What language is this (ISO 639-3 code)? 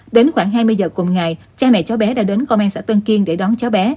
vie